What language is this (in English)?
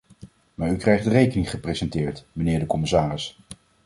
Dutch